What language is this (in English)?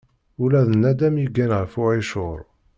Kabyle